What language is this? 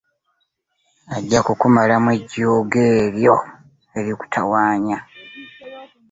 Ganda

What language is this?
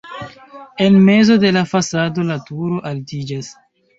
Esperanto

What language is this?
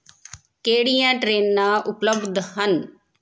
Punjabi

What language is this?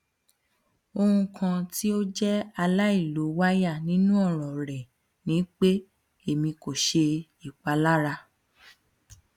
Yoruba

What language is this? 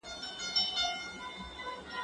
Pashto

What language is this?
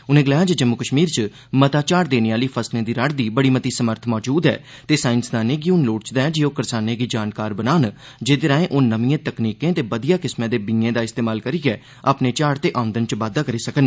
Dogri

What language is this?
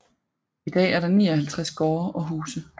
Danish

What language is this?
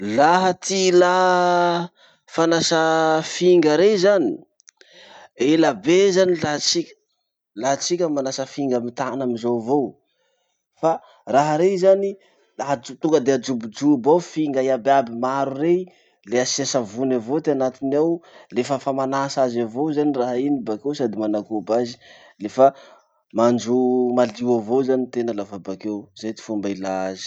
Masikoro Malagasy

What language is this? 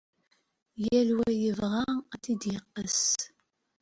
Kabyle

